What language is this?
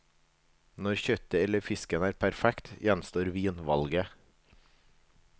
Norwegian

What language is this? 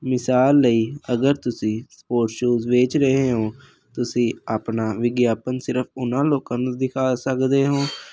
Punjabi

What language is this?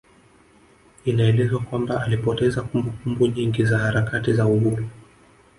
Swahili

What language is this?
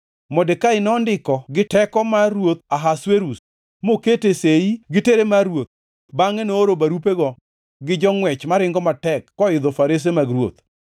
Luo (Kenya and Tanzania)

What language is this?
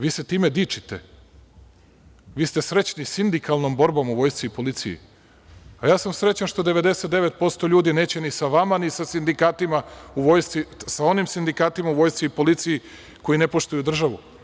Serbian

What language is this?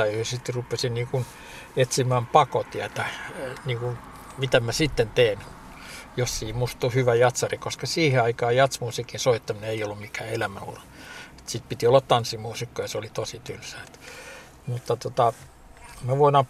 Finnish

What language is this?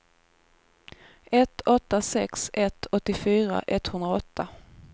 Swedish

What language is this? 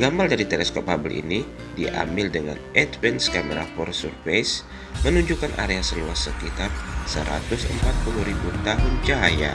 Indonesian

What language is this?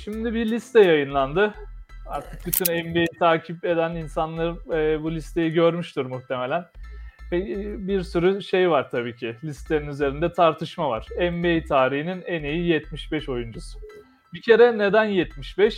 Turkish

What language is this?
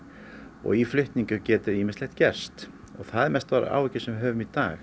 Icelandic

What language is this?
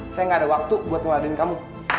Indonesian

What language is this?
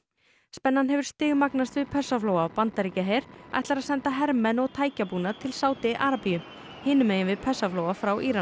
Icelandic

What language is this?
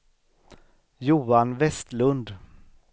Swedish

